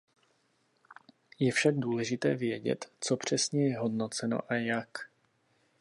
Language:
Czech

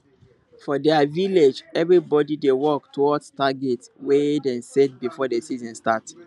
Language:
Nigerian Pidgin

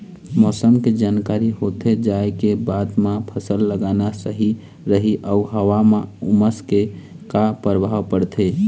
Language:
Chhattisgarhi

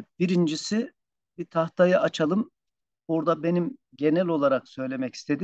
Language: Turkish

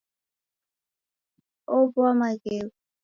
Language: Taita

